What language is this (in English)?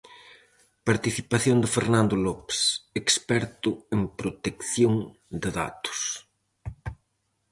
Galician